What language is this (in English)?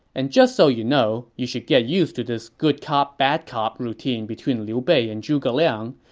English